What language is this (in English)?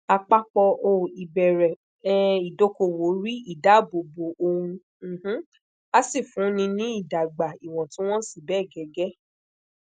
Yoruba